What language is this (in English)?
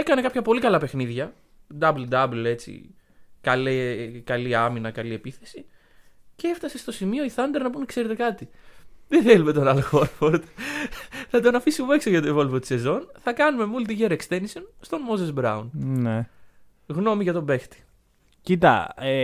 Greek